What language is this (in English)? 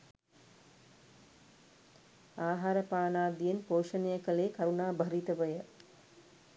Sinhala